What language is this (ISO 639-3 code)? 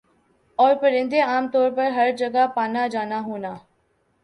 urd